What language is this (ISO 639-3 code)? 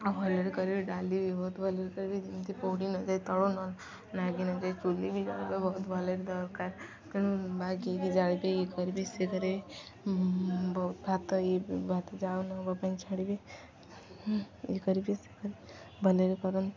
ori